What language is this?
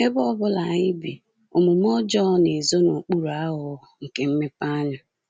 Igbo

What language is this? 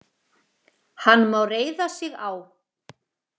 Icelandic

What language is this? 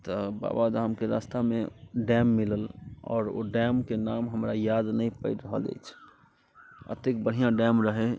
Maithili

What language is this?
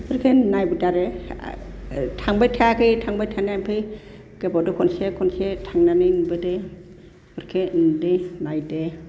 Bodo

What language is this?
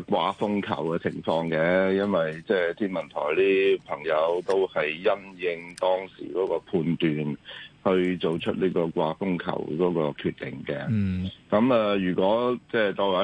Chinese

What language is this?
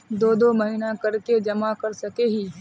Magahi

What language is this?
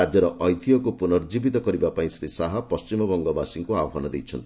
Odia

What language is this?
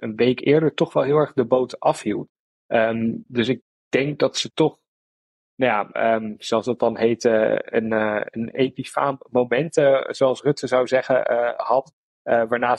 Dutch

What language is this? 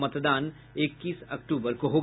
Hindi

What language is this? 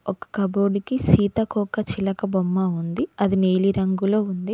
Telugu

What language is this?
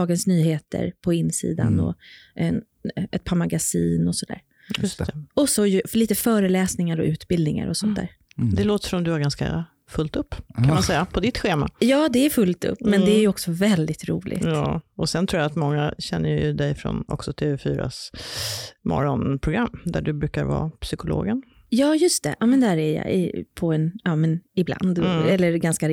Swedish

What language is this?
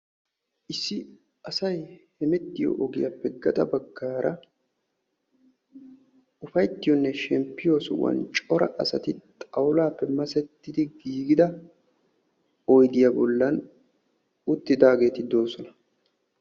Wolaytta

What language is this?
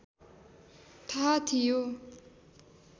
Nepali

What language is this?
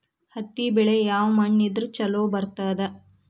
Kannada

